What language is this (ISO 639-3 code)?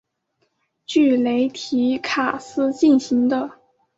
zho